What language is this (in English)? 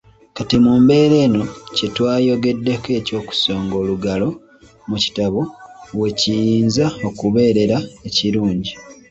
Ganda